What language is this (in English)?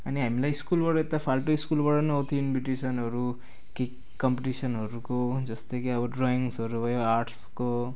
Nepali